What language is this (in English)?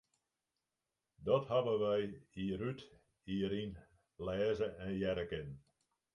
Western Frisian